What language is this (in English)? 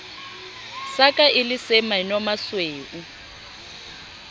Southern Sotho